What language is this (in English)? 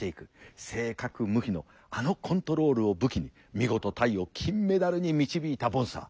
Japanese